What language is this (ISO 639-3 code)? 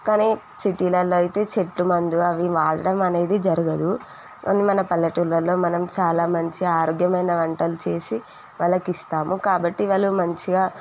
tel